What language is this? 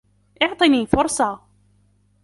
Arabic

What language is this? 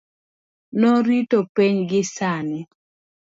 Luo (Kenya and Tanzania)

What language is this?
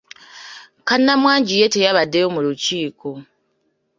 Ganda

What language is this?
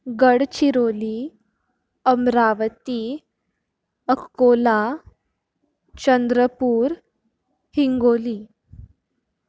Konkani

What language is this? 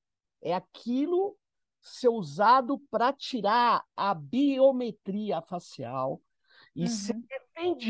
Portuguese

